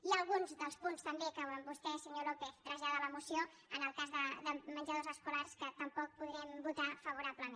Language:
Catalan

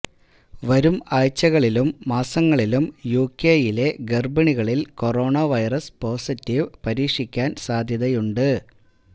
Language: Malayalam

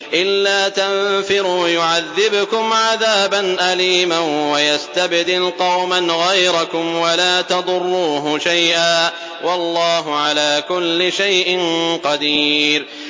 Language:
Arabic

